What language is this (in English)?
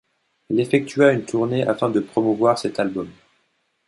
French